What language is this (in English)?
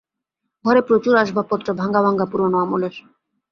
Bangla